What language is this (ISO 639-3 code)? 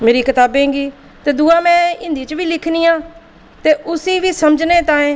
doi